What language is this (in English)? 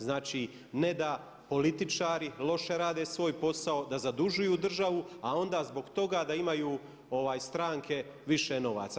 Croatian